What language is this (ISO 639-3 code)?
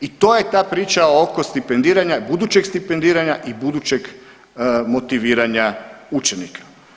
hrv